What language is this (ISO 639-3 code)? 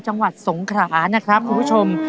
tha